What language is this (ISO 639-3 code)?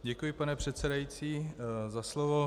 ces